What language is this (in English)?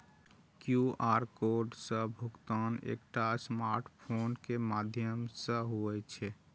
Maithili